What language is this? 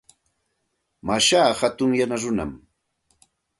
Santa Ana de Tusi Pasco Quechua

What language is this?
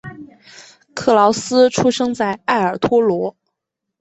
Chinese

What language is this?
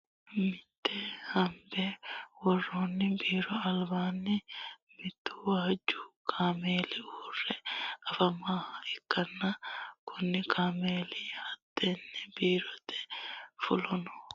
Sidamo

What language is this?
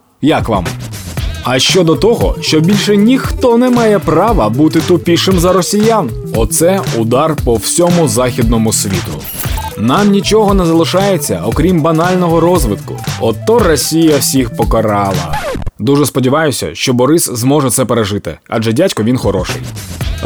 Ukrainian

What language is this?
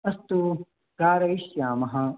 Sanskrit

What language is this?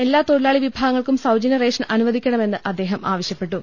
Malayalam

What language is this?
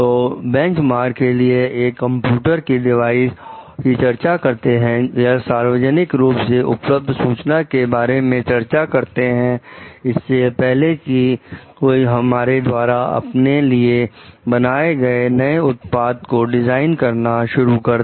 Hindi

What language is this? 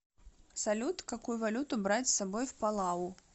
Russian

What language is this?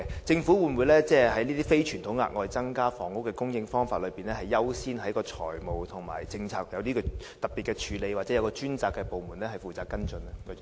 Cantonese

